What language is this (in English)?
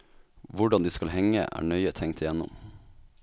Norwegian